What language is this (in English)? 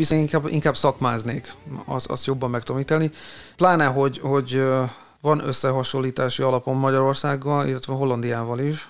Hungarian